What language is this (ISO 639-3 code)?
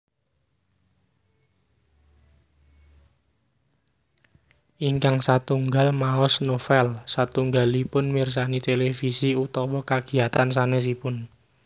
jav